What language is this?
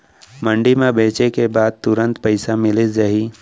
Chhattisgarhi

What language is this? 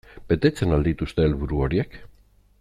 Basque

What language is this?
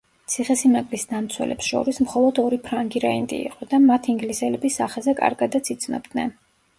Georgian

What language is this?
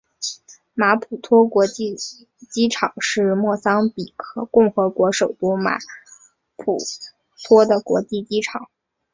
Chinese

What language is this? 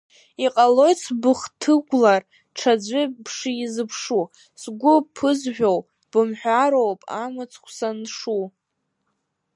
Abkhazian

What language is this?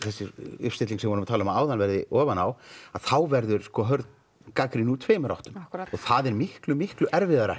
Icelandic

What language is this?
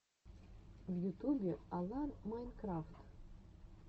Russian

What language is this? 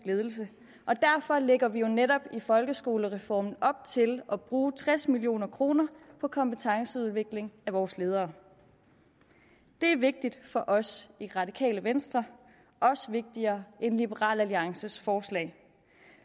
Danish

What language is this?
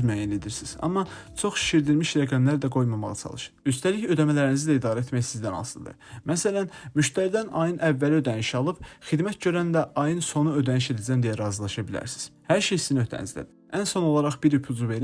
Turkish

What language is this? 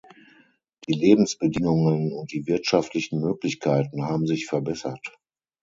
German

